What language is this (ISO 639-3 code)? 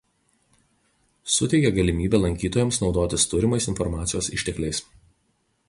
lit